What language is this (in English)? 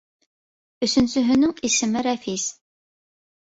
Bashkir